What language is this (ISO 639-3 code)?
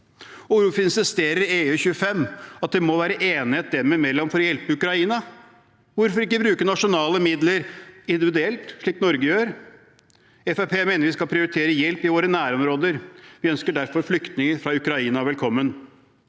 nor